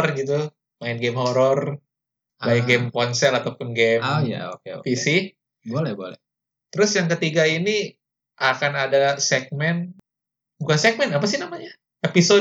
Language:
Indonesian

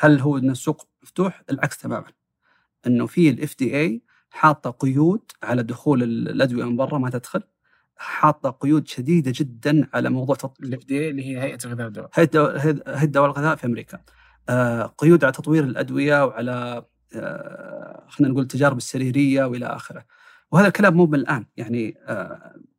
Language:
Arabic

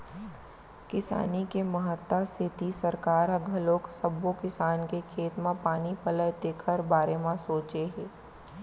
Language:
Chhattisgarhi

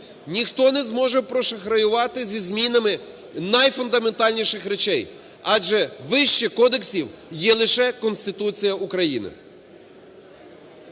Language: Ukrainian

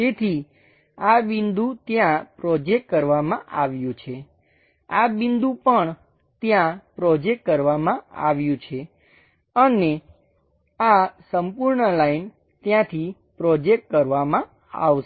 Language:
Gujarati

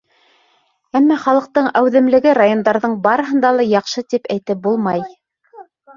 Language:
Bashkir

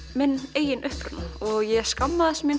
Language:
Icelandic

